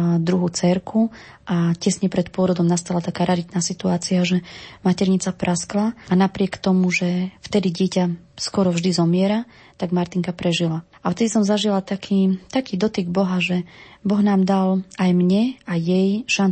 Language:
Slovak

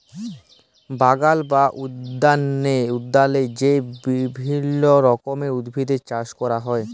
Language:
Bangla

